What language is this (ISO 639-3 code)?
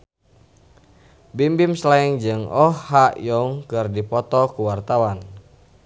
sun